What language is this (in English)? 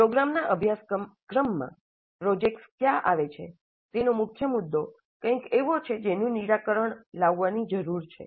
Gujarati